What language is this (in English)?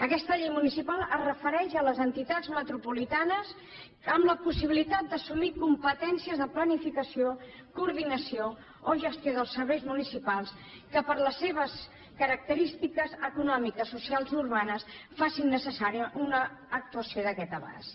Catalan